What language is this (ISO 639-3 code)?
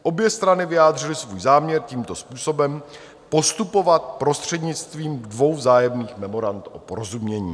ces